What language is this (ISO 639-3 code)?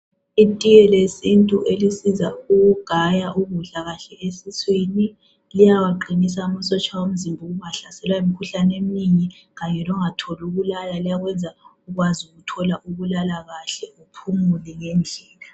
nde